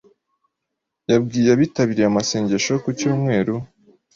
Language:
Kinyarwanda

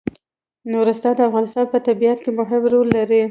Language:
Pashto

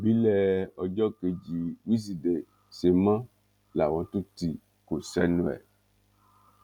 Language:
Yoruba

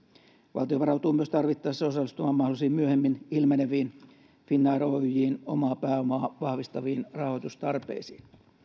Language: Finnish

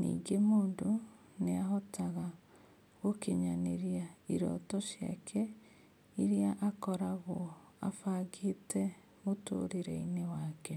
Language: Kikuyu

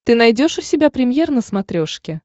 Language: Russian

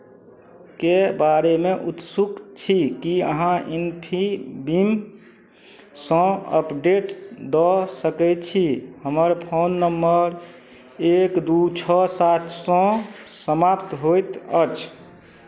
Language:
Maithili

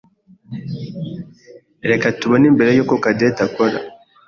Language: Kinyarwanda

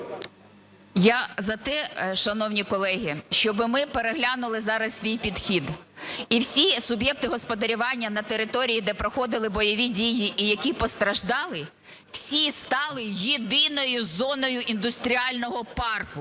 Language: Ukrainian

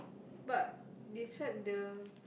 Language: English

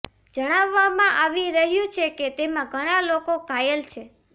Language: Gujarati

